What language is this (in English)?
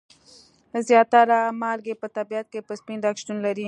Pashto